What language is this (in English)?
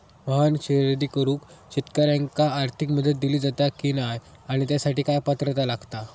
Marathi